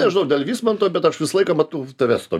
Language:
Lithuanian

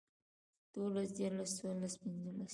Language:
Pashto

